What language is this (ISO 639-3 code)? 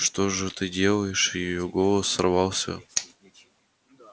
rus